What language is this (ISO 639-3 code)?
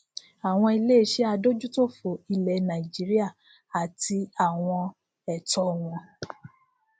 yor